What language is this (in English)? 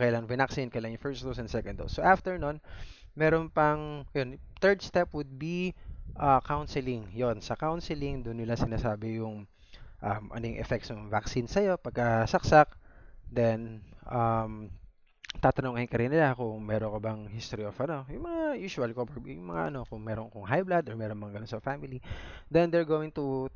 Filipino